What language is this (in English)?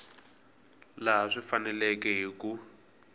Tsonga